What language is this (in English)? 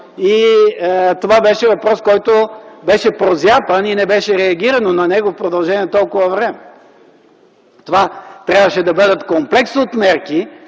Bulgarian